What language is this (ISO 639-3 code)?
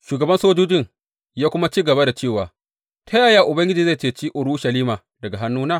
hau